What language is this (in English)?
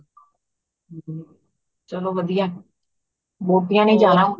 Punjabi